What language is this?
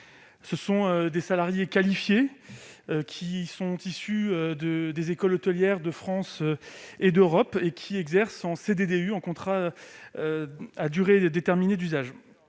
French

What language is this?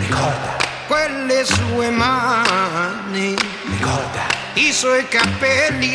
Ukrainian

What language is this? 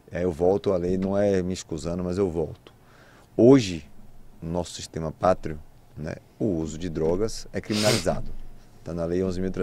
Portuguese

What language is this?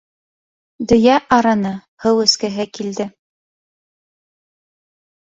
Bashkir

